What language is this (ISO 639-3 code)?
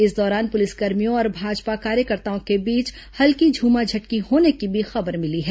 hin